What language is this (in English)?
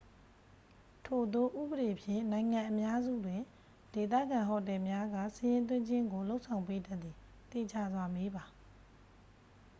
Burmese